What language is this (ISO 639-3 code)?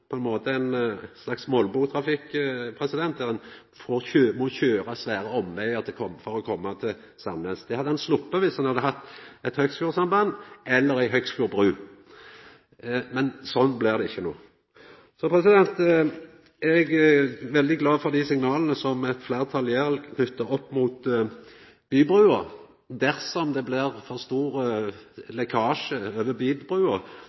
nno